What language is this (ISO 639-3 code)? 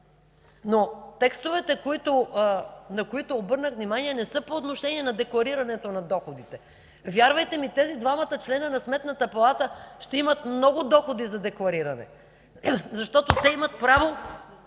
bul